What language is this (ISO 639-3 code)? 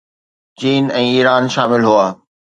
snd